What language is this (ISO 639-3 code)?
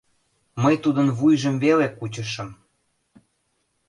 chm